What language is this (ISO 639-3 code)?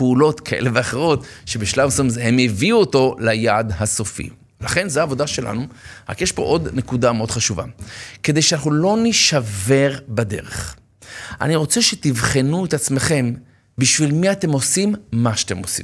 heb